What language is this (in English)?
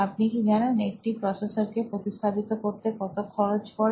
Bangla